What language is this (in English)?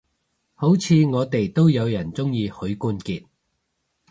Cantonese